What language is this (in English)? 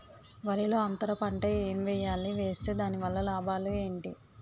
Telugu